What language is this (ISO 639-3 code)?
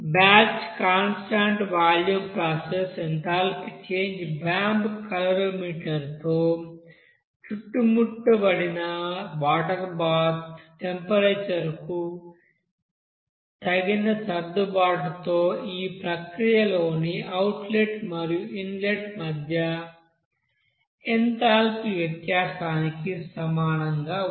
tel